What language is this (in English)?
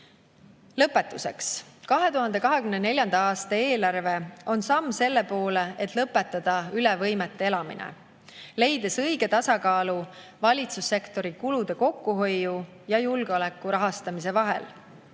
Estonian